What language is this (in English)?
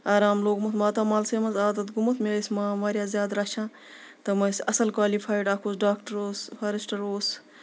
Kashmiri